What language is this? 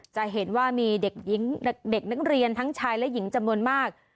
Thai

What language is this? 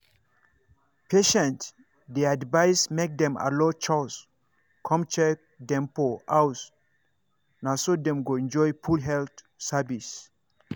Nigerian Pidgin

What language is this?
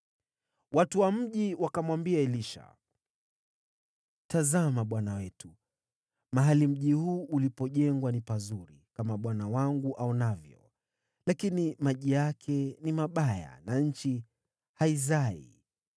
Swahili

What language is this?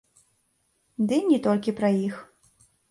Belarusian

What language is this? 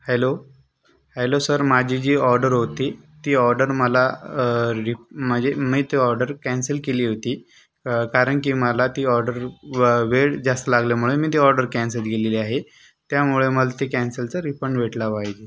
Marathi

